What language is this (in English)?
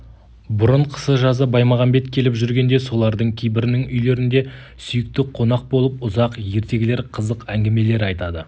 Kazakh